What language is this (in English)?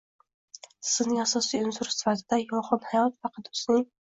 Uzbek